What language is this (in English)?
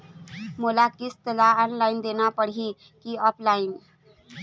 Chhattisgarhi